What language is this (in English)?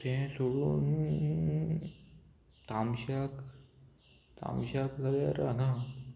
Konkani